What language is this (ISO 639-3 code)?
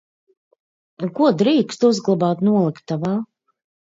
lav